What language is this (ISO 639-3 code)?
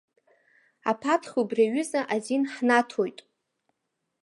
abk